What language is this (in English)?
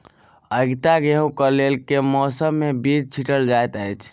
Maithili